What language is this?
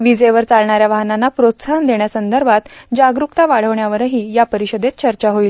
Marathi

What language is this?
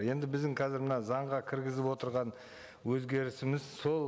Kazakh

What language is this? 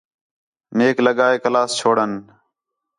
Khetrani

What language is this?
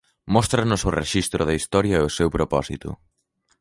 Galician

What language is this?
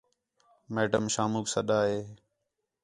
Khetrani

